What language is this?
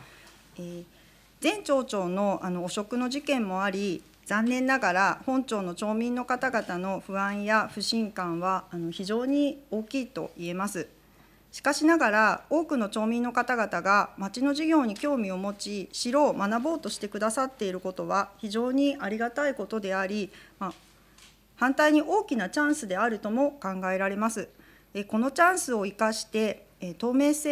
Japanese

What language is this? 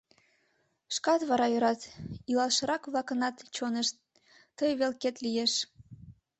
Mari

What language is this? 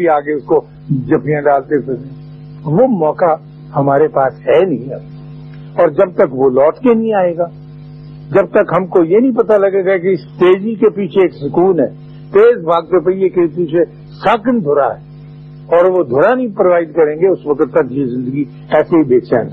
Urdu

